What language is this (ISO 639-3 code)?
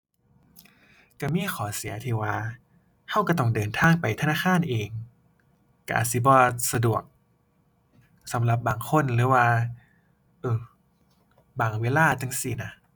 tha